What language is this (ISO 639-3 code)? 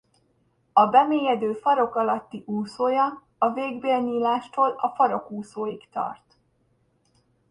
hun